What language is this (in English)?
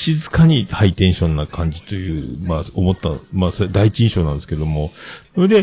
Japanese